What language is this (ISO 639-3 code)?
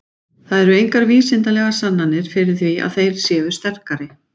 isl